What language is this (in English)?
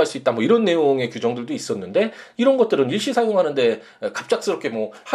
Korean